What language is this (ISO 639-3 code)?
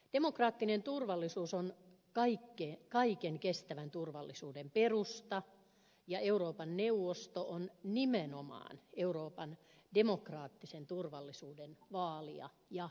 fin